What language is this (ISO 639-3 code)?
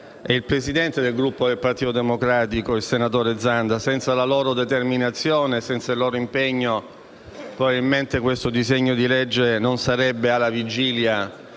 ita